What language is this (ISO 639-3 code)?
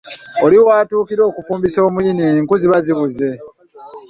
lug